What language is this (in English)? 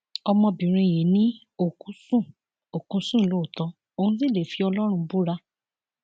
Yoruba